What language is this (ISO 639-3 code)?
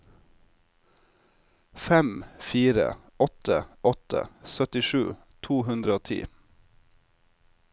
nor